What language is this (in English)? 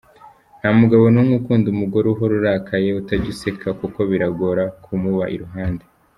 Kinyarwanda